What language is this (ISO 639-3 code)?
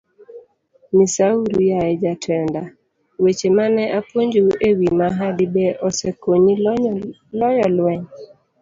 luo